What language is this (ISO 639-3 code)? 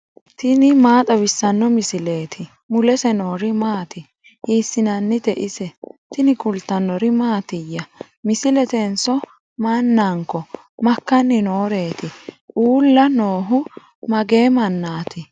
sid